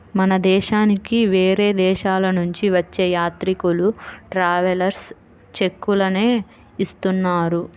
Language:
Telugu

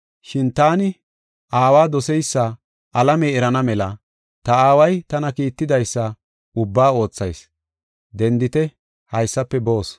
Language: Gofa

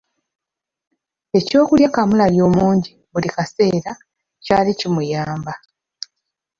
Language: Ganda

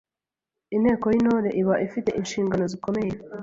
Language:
Kinyarwanda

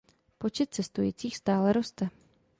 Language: Czech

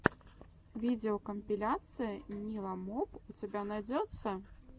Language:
Russian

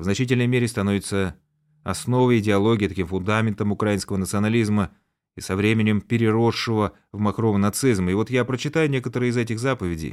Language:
Russian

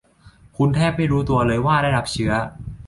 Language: Thai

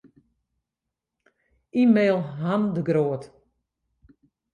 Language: Western Frisian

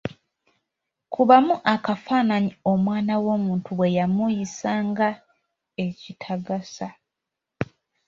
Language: Ganda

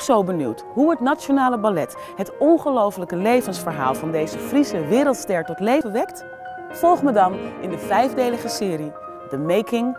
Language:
Dutch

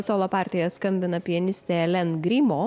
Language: Lithuanian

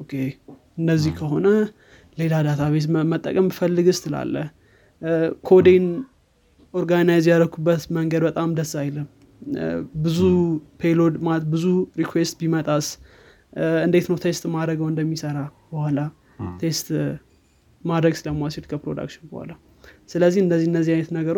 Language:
Amharic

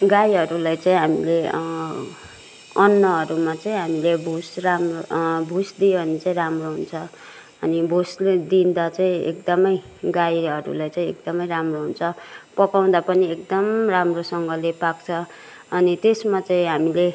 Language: Nepali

